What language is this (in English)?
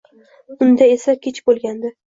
Uzbek